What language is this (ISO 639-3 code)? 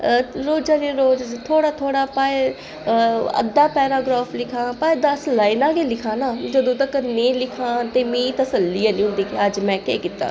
doi